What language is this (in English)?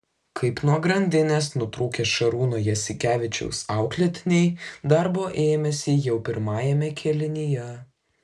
Lithuanian